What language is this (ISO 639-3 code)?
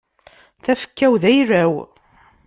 kab